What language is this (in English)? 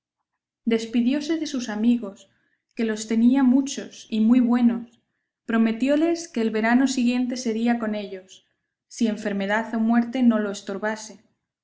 Spanish